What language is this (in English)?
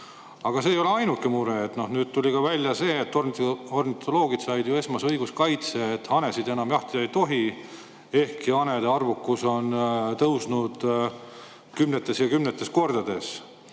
Estonian